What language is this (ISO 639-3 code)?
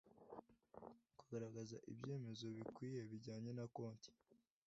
kin